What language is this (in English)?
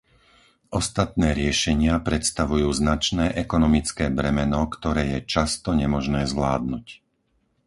Slovak